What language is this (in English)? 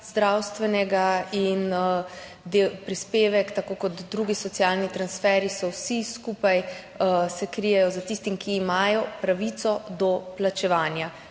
Slovenian